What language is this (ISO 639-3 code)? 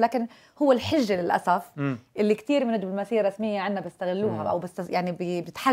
ara